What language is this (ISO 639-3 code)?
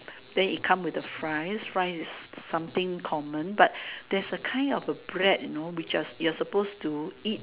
eng